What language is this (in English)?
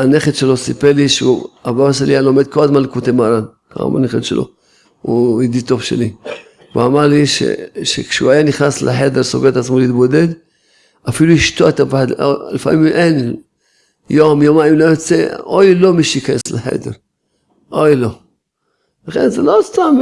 Hebrew